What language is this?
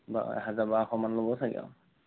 Assamese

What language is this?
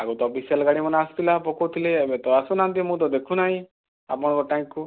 Odia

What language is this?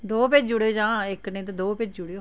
Dogri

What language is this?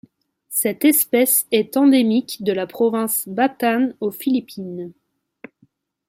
French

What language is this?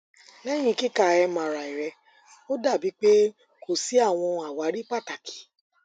Yoruba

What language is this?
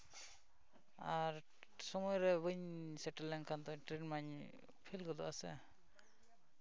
Santali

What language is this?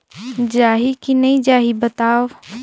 Chhattisgarhi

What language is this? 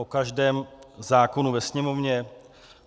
Czech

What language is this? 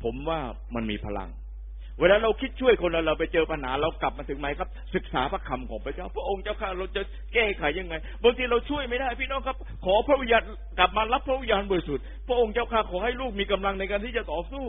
Thai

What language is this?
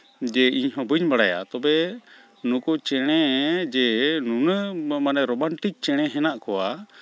Santali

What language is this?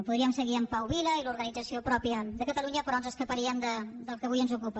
Catalan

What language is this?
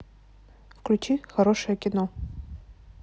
Russian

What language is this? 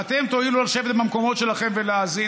Hebrew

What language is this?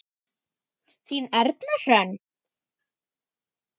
Icelandic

